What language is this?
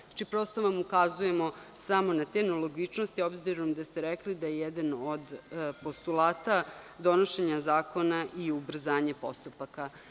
Serbian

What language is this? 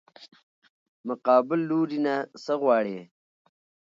Pashto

